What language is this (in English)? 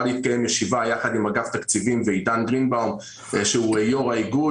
Hebrew